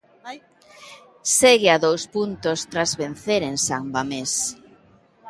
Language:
Galician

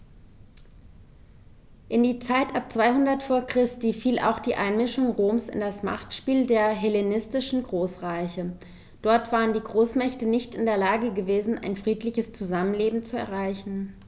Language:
German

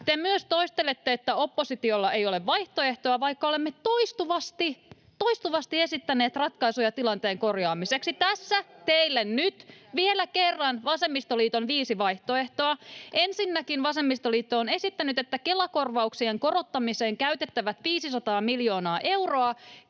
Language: Finnish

